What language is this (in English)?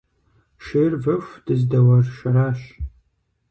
Kabardian